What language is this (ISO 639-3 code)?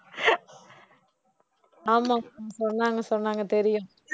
tam